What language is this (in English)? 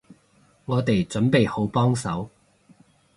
Cantonese